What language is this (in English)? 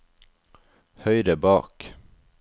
Norwegian